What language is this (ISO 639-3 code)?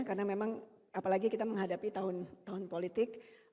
ind